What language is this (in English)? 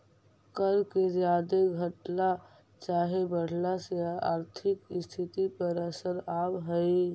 Magahi